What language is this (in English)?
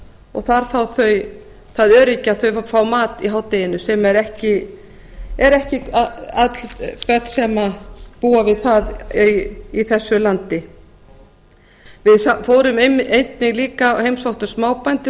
Icelandic